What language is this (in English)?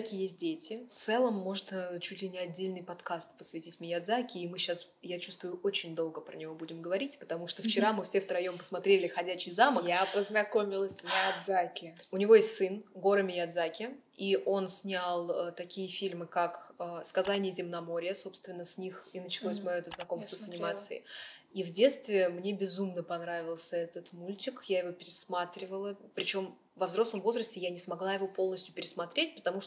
Russian